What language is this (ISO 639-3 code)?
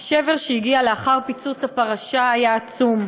heb